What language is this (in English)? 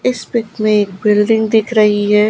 Hindi